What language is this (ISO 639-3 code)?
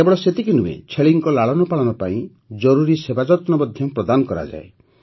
ori